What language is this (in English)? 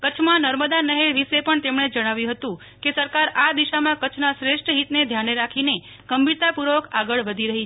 Gujarati